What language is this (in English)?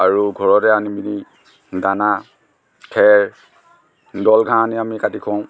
Assamese